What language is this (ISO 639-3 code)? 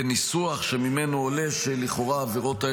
heb